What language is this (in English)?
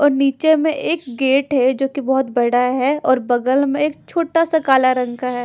Hindi